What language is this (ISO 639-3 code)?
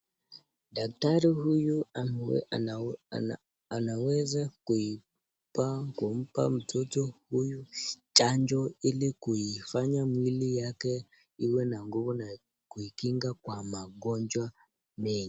swa